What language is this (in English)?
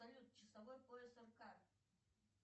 Russian